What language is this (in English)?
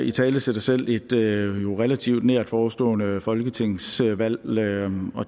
Danish